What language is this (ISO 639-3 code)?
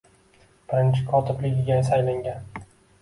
uzb